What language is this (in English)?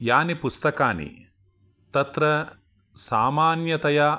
Sanskrit